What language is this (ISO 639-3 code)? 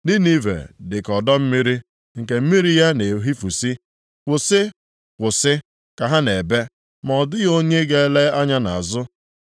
ibo